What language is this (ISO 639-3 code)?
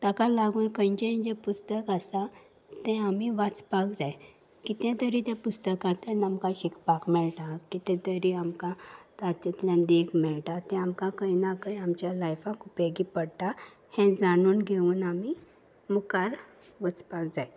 kok